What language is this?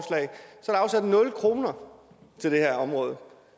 Danish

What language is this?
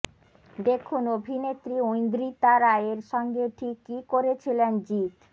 Bangla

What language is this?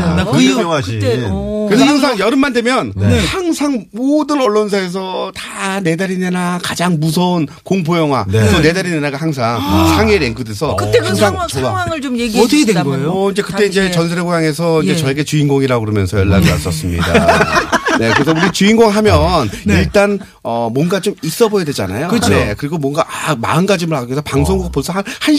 Korean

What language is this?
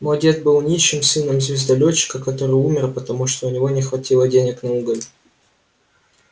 Russian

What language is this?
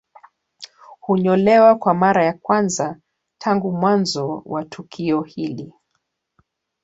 Swahili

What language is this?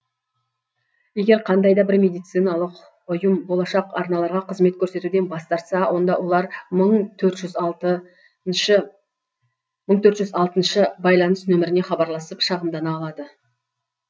Kazakh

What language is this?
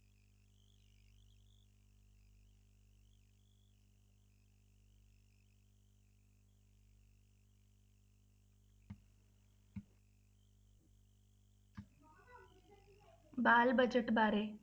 Punjabi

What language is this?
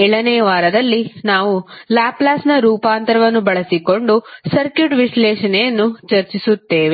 Kannada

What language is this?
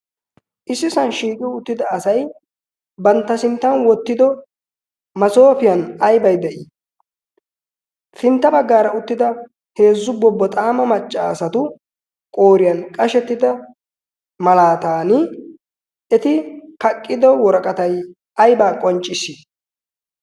Wolaytta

